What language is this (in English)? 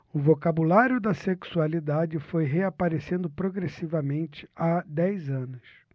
Portuguese